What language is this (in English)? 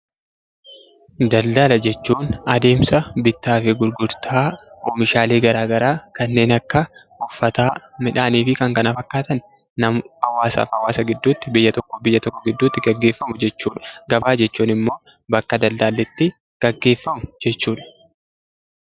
Oromo